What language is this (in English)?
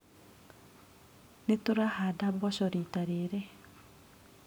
Kikuyu